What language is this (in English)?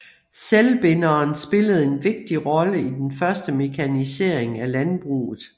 Danish